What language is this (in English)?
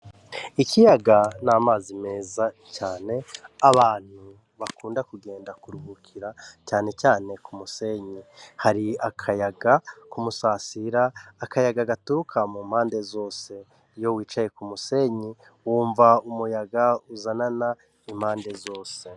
Rundi